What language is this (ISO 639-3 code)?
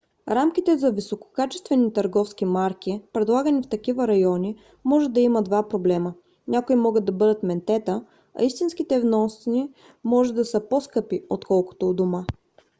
bul